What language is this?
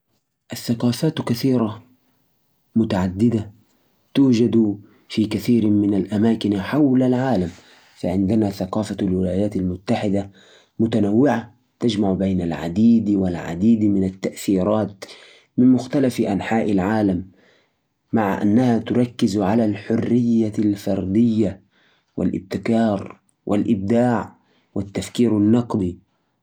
Najdi Arabic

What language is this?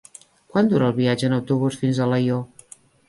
Catalan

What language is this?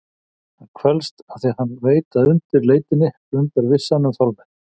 Icelandic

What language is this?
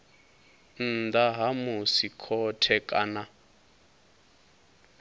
Venda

